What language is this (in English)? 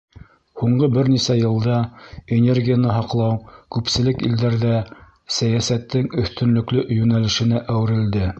Bashkir